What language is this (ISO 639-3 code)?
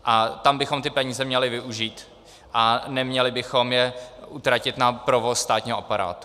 ces